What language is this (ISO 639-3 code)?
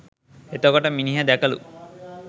sin